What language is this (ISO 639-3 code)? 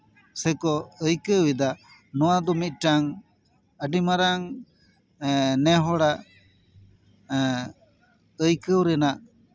sat